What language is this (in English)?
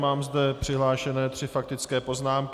Czech